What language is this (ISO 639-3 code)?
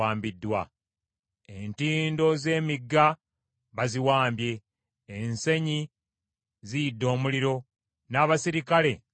lug